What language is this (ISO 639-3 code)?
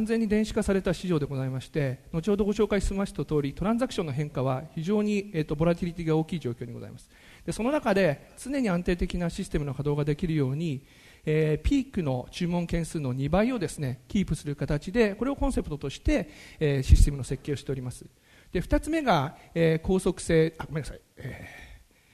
jpn